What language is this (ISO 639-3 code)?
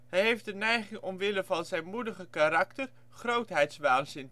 nld